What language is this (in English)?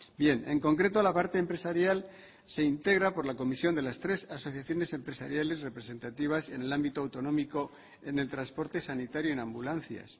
Spanish